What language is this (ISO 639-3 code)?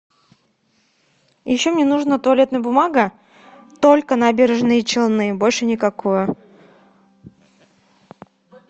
rus